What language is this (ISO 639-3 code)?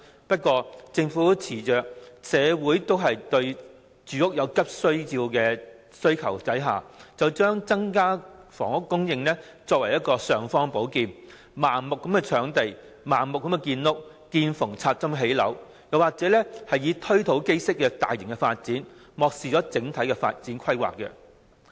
yue